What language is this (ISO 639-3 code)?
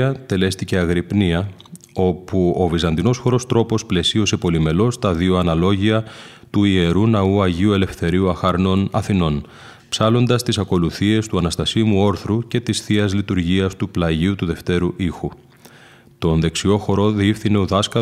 ell